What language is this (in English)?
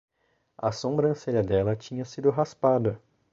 Portuguese